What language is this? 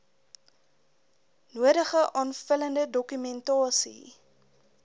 Afrikaans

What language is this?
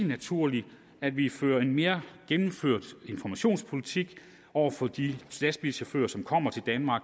Danish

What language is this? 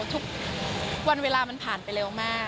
Thai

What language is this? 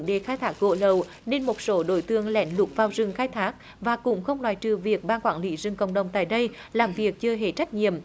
Vietnamese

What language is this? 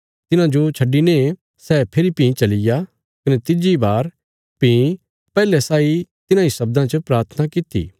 Bilaspuri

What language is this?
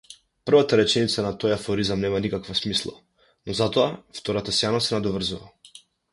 Macedonian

